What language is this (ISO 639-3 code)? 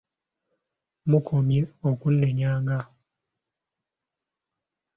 lug